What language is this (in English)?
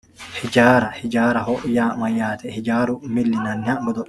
Sidamo